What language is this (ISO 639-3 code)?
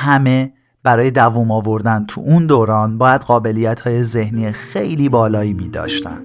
fas